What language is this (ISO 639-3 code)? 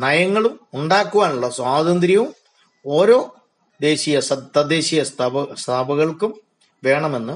mal